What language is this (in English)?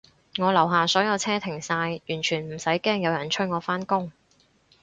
Cantonese